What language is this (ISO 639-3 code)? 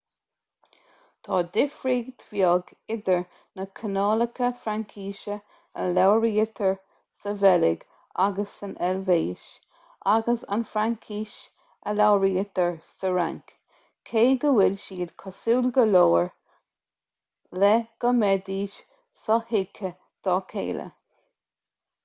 gle